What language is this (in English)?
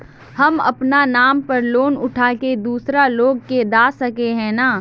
Magahi